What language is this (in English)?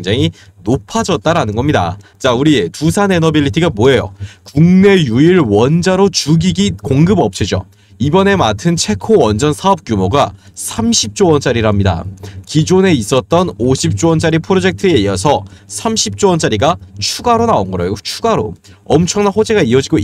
Korean